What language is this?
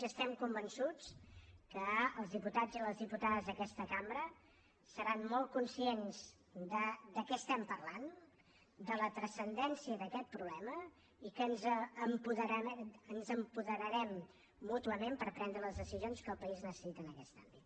Catalan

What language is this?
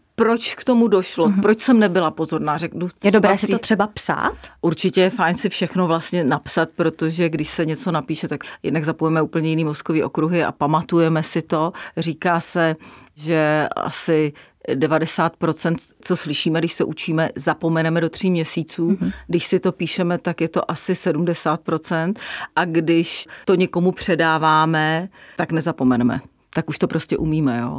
Czech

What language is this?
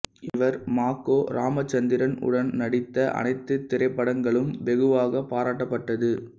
Tamil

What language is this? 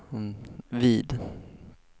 Swedish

